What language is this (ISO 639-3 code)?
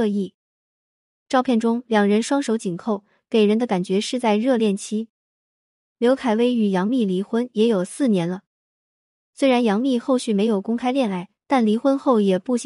zho